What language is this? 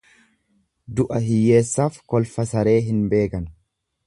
Oromo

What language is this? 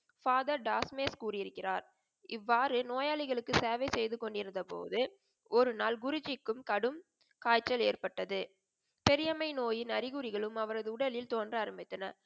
Tamil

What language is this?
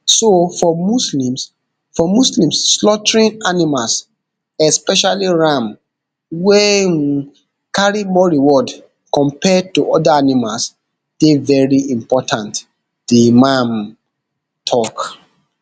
Nigerian Pidgin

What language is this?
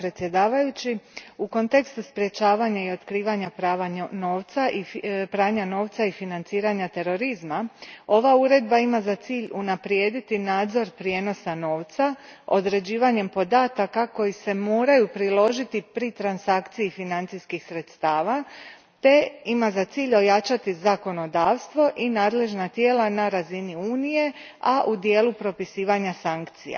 Croatian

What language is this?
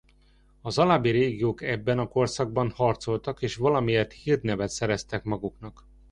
Hungarian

